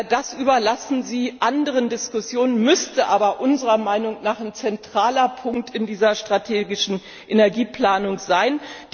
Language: German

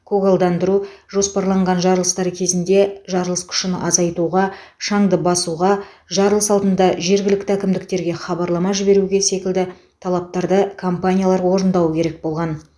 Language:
Kazakh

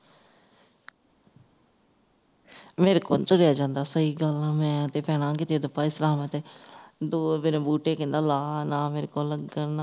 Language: Punjabi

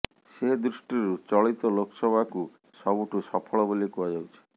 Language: Odia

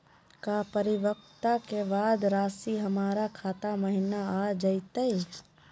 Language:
Magahi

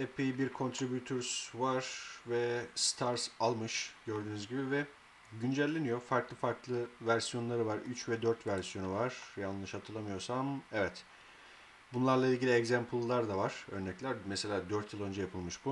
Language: Turkish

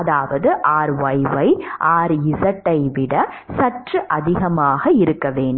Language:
Tamil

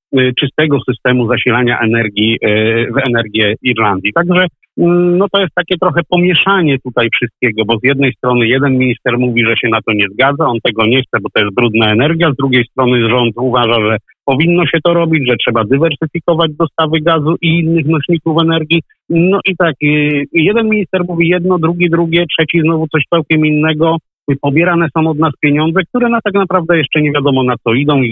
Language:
Polish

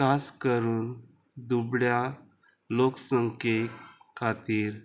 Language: Konkani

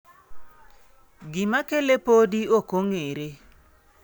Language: Luo (Kenya and Tanzania)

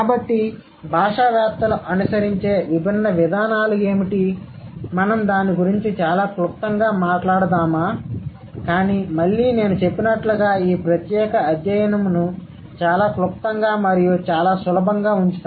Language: Telugu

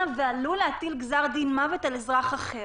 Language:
Hebrew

